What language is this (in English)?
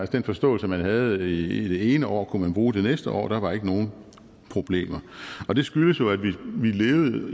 Danish